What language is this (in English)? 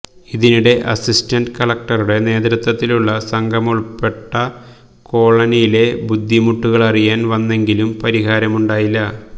Malayalam